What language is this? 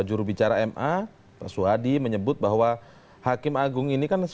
Indonesian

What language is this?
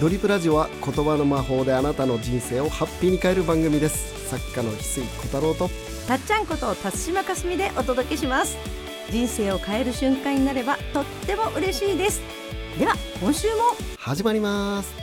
Japanese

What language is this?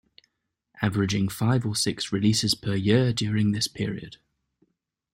English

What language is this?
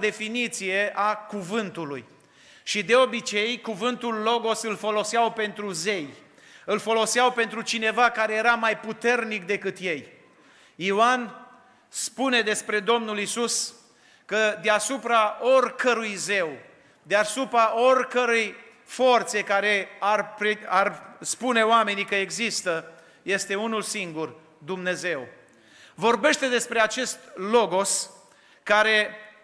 Romanian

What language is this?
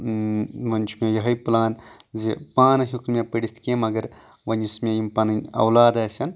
Kashmiri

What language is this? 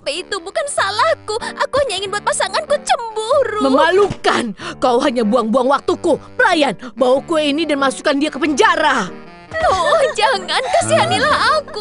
Indonesian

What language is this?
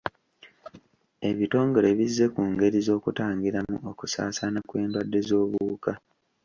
Ganda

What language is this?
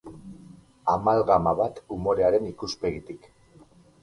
Basque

